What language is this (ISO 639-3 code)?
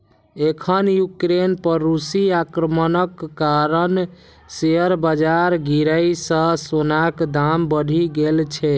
mai